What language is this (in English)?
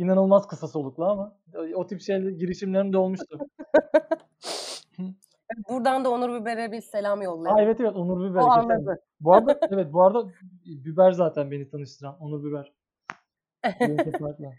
Turkish